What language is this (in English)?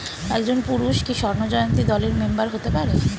Bangla